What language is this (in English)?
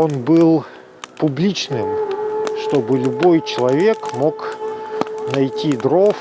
Russian